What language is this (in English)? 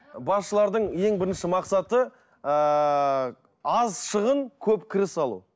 Kazakh